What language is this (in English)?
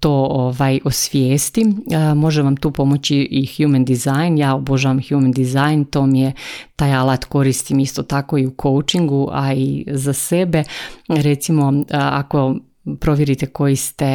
Croatian